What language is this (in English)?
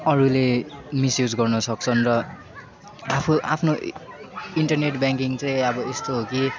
Nepali